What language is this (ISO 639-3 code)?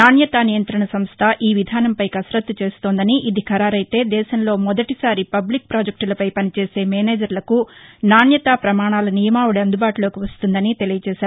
tel